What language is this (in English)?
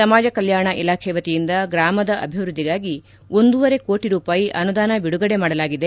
Kannada